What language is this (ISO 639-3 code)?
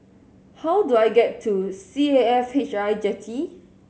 eng